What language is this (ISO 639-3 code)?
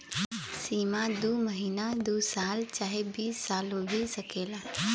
bho